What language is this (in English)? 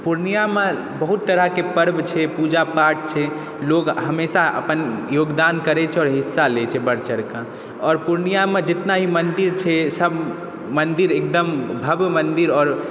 Maithili